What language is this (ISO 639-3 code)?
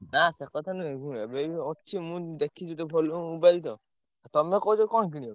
ori